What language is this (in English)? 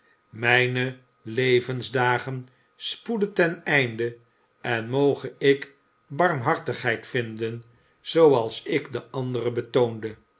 Dutch